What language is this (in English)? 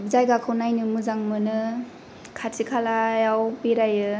Bodo